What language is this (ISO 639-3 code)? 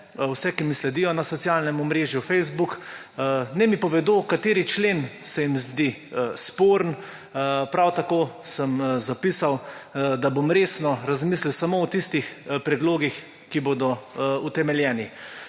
slv